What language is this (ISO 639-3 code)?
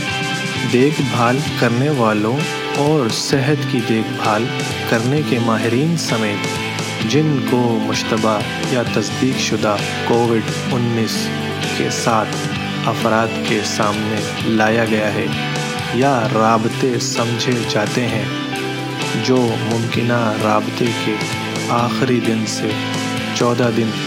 ell